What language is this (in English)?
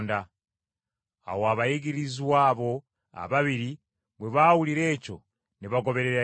Ganda